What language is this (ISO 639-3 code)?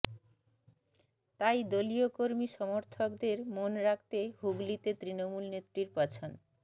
ben